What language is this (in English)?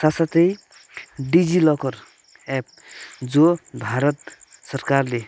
Nepali